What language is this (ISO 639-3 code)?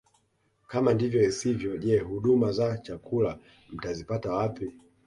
swa